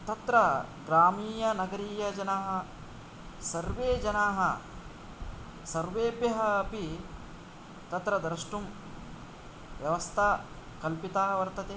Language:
Sanskrit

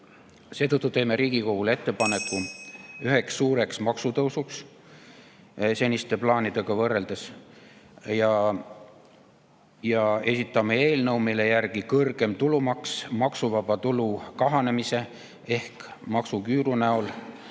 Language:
Estonian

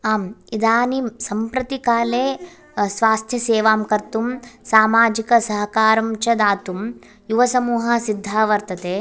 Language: Sanskrit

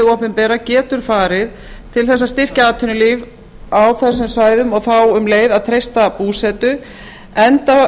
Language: Icelandic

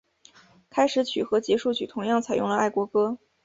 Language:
Chinese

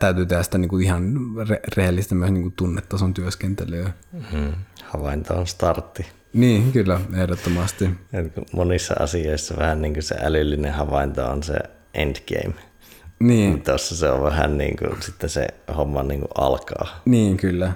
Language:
Finnish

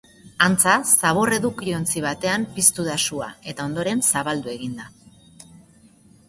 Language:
Basque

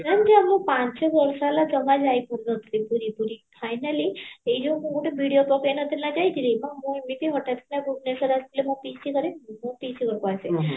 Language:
Odia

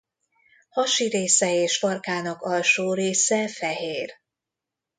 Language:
Hungarian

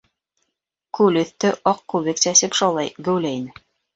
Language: Bashkir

